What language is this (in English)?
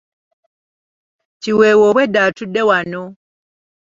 Ganda